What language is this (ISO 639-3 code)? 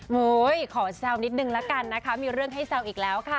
tha